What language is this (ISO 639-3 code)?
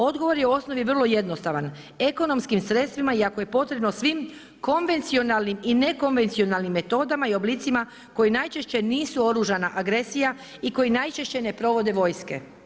hrv